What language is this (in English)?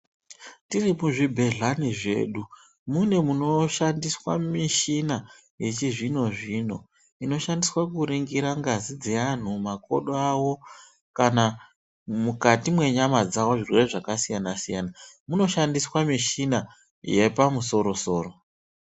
Ndau